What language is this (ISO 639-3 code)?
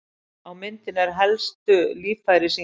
isl